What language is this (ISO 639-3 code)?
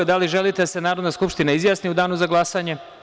srp